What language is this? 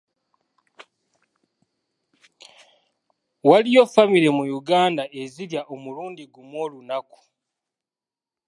Ganda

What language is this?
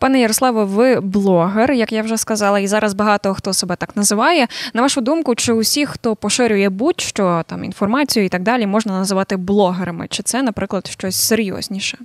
Ukrainian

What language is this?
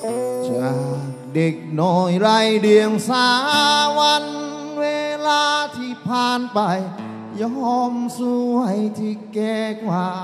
Thai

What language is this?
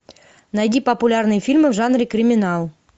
Russian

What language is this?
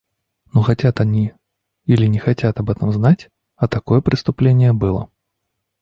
Russian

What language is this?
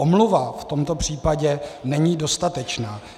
Czech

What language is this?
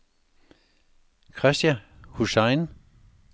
Danish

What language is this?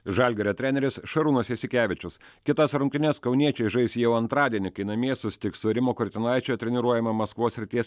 Lithuanian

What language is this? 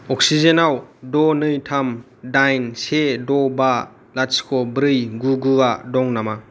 Bodo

